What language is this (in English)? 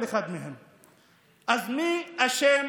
Hebrew